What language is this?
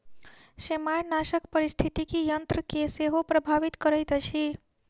Maithili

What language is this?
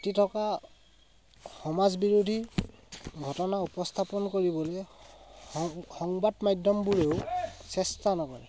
Assamese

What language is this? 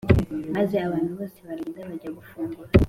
Kinyarwanda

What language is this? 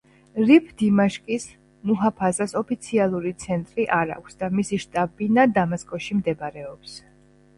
Georgian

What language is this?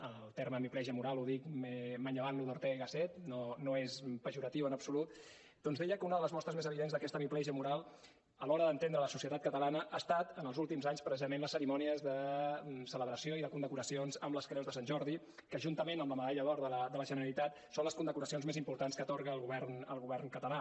Catalan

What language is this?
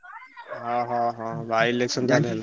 Odia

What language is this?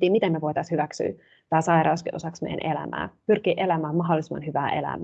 Finnish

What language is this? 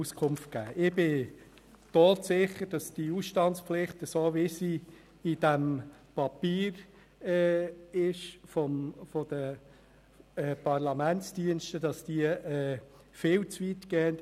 Swiss German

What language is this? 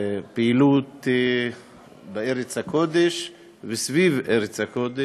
Hebrew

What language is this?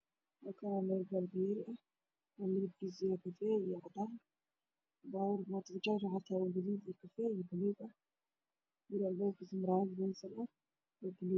Somali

